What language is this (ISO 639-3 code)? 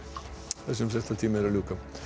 isl